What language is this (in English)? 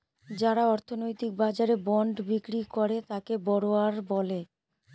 Bangla